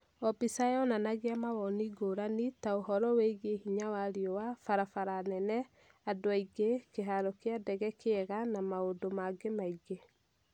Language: Kikuyu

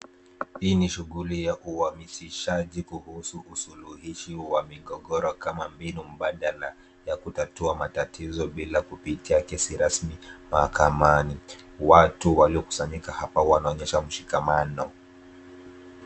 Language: Swahili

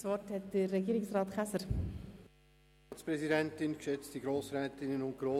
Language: Swiss German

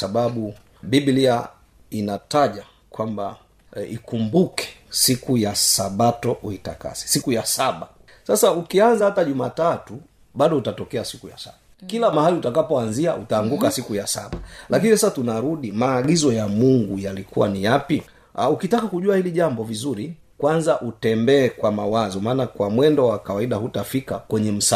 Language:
Swahili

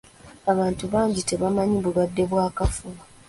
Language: Ganda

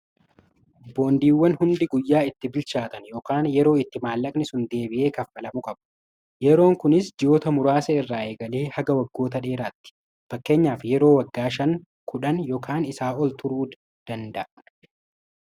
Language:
Oromo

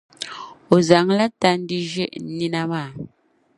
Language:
Dagbani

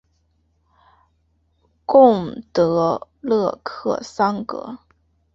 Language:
Chinese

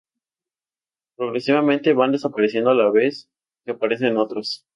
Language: Spanish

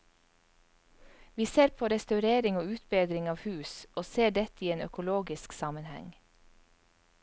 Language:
Norwegian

